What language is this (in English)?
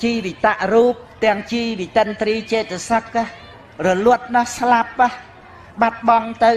Vietnamese